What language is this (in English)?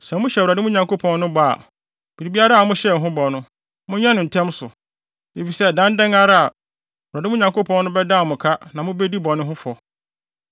Akan